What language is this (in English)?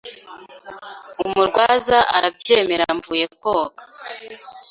Kinyarwanda